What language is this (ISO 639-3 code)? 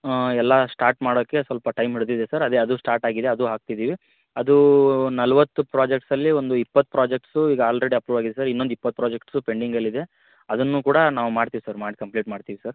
kan